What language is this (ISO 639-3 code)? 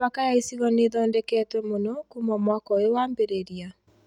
kik